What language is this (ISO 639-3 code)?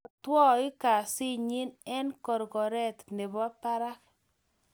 kln